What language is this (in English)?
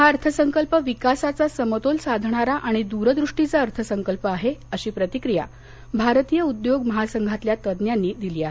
Marathi